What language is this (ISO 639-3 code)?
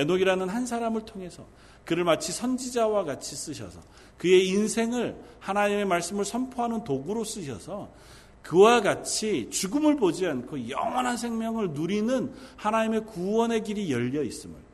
kor